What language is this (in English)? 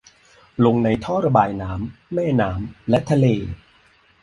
Thai